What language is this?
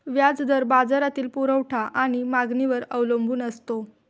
Marathi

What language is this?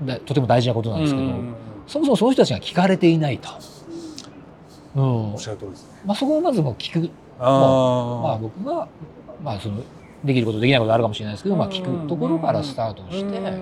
Japanese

